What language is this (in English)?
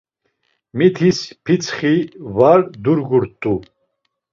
Laz